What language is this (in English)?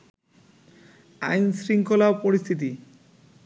Bangla